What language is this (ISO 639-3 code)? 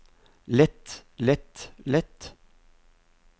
nor